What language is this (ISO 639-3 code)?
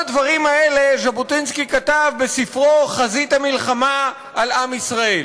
heb